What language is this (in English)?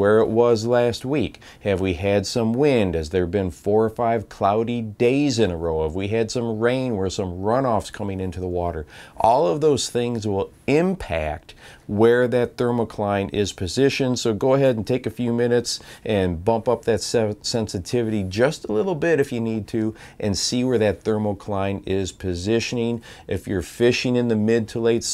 English